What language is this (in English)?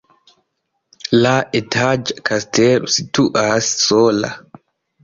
Esperanto